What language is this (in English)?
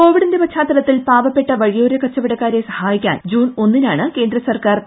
Malayalam